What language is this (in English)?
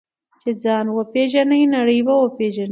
Pashto